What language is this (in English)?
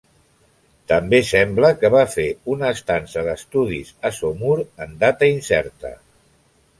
Catalan